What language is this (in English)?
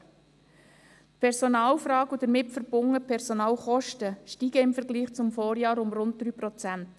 Swiss German